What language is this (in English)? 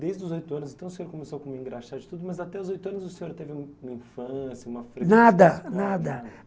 Portuguese